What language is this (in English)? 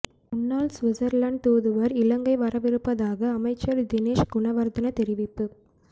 Tamil